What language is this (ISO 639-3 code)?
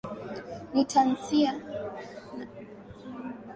swa